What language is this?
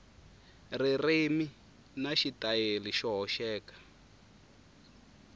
Tsonga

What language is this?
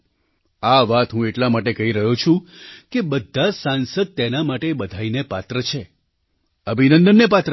Gujarati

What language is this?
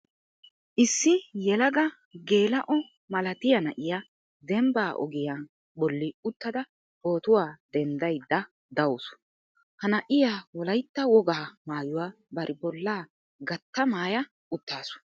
Wolaytta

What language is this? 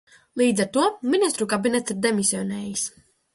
Latvian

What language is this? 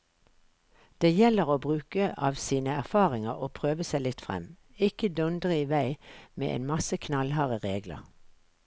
Norwegian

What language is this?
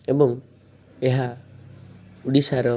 Odia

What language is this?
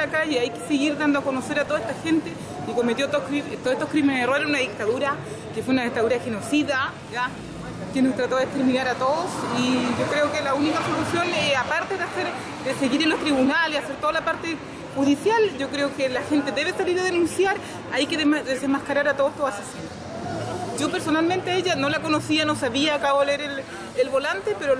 Spanish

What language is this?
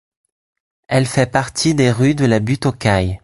French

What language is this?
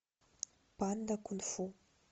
Russian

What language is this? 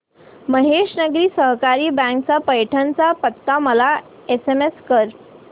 Marathi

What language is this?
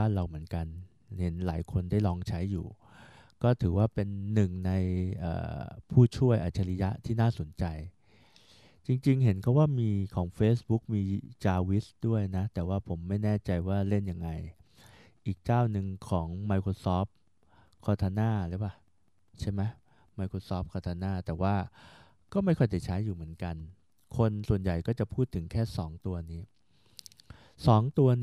Thai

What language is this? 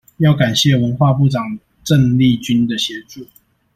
Chinese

